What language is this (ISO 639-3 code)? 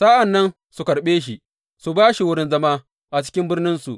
hau